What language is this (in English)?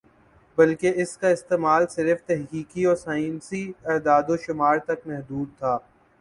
Urdu